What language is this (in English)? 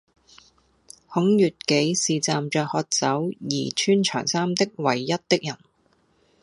Cantonese